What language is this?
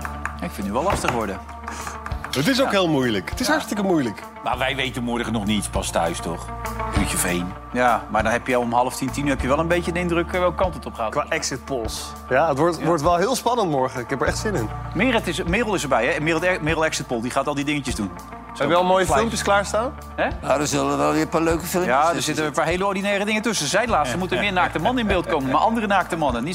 Dutch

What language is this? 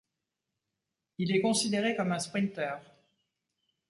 French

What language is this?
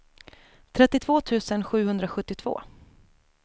Swedish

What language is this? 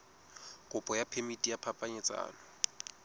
Southern Sotho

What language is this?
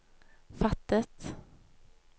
Norwegian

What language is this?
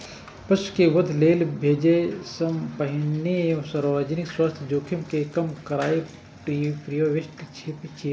Maithili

